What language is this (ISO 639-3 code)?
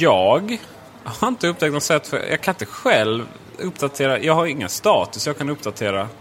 swe